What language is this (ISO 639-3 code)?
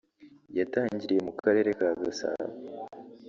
kin